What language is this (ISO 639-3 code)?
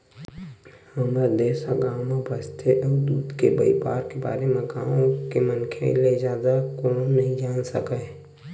hne